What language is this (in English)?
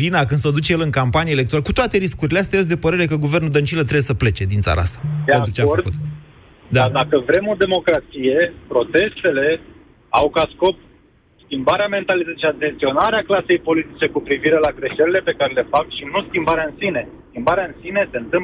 Romanian